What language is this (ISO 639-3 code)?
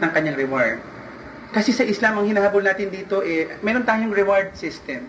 fil